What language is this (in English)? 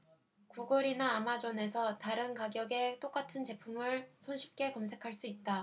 Korean